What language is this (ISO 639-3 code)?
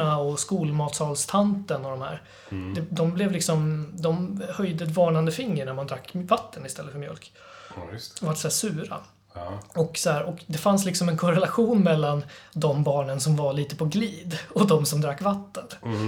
swe